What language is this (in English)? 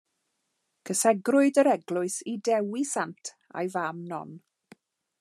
Welsh